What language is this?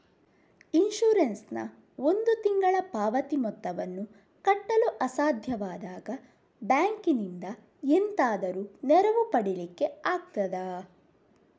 Kannada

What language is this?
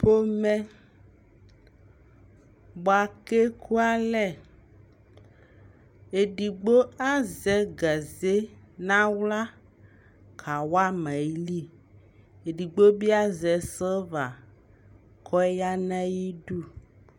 Ikposo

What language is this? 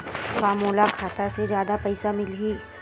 Chhattisgarhi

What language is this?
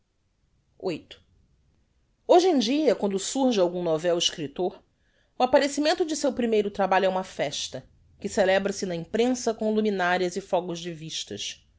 Portuguese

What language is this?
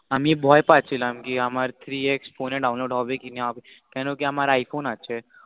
Bangla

